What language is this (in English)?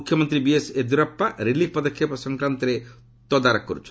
Odia